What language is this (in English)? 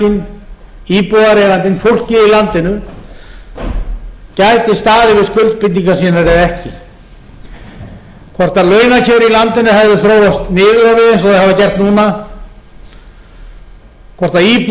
Icelandic